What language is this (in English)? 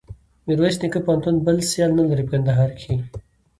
Pashto